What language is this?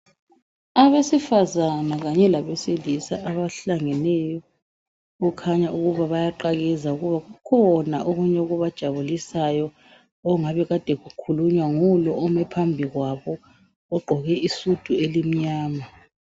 North Ndebele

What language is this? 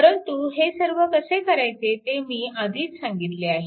Marathi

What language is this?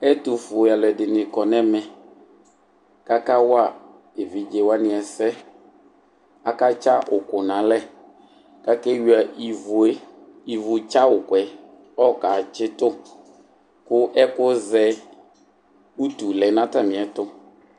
Ikposo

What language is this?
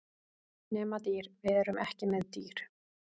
Icelandic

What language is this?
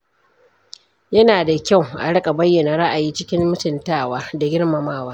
Hausa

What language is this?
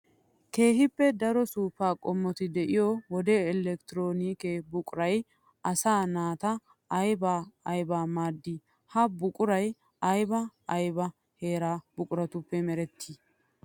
Wolaytta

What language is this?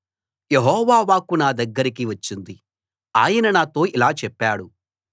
Telugu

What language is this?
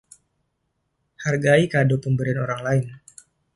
Indonesian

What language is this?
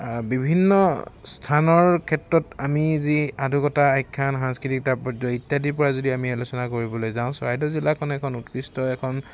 Assamese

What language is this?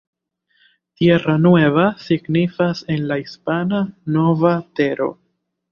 Esperanto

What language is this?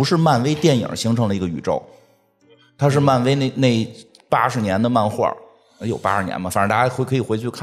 Chinese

